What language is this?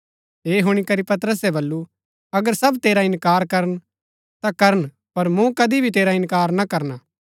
Gaddi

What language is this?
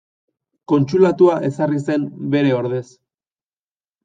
Basque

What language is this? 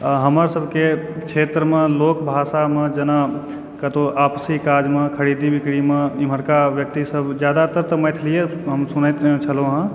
Maithili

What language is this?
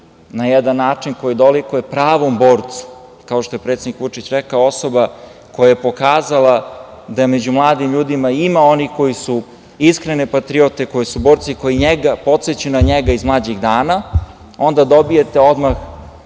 Serbian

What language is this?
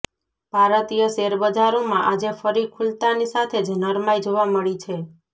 Gujarati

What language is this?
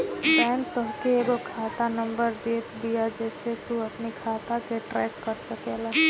Bhojpuri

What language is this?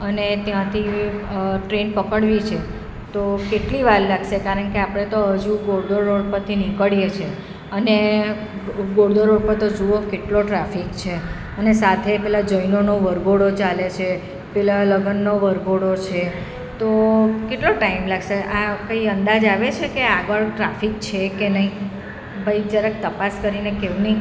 Gujarati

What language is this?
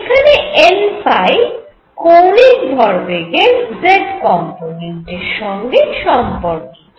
Bangla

